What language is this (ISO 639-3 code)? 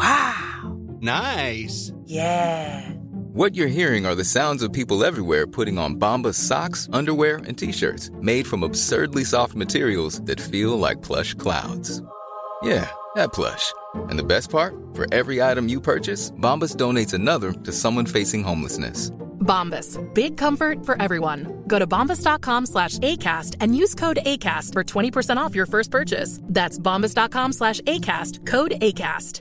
swe